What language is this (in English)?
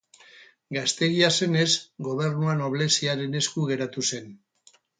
Basque